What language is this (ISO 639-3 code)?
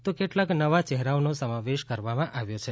guj